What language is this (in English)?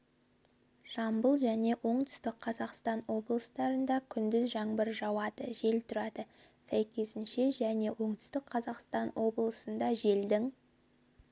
Kazakh